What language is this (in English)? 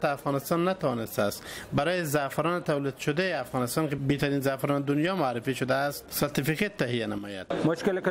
Persian